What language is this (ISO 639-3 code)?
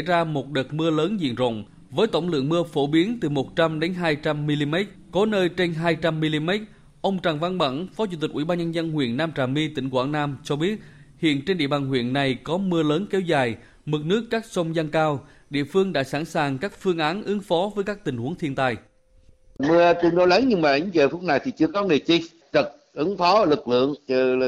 vie